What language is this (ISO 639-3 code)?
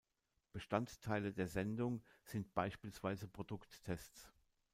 deu